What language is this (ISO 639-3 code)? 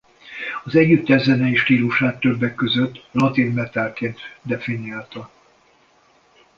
hun